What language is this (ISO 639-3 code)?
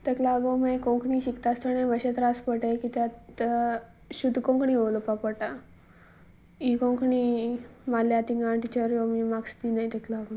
kok